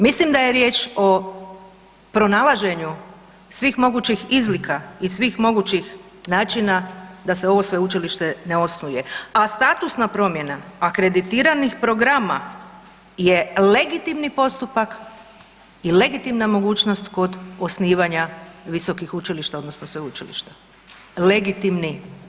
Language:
Croatian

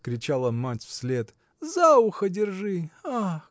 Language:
Russian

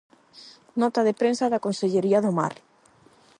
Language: Galician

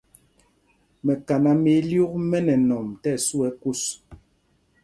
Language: Mpumpong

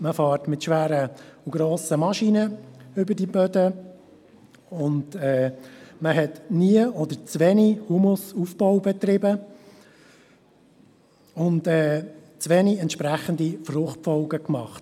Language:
Swiss German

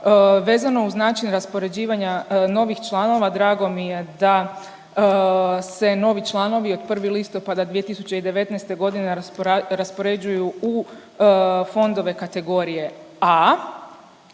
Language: Croatian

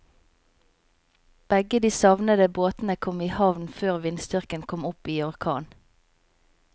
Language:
Norwegian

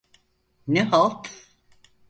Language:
Turkish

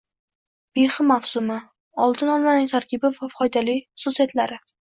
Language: Uzbek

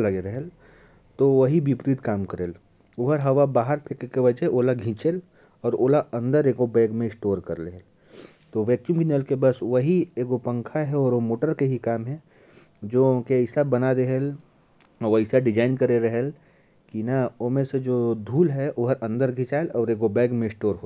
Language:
Korwa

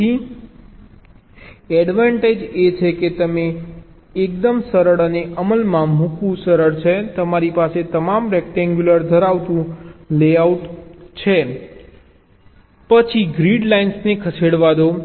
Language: Gujarati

